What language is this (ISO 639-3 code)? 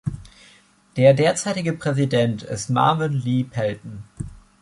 deu